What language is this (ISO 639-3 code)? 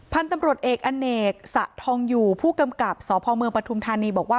tha